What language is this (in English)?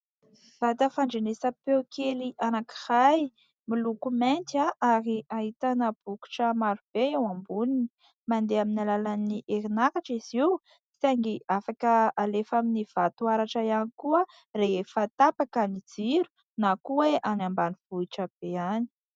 Malagasy